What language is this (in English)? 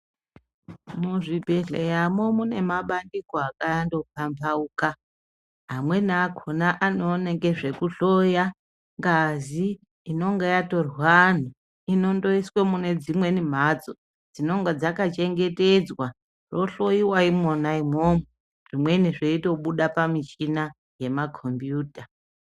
Ndau